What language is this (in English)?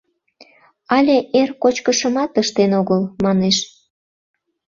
Mari